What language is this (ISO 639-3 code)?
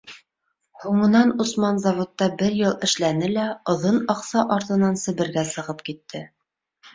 bak